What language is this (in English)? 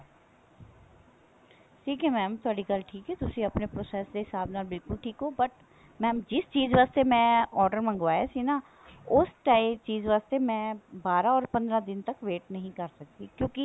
Punjabi